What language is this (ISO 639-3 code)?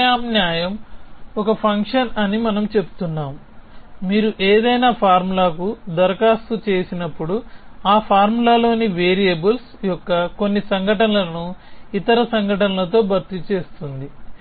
tel